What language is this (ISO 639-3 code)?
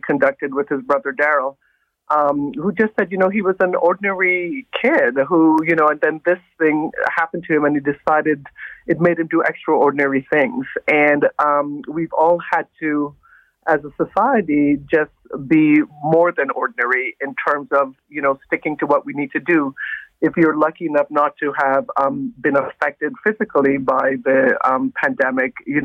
eng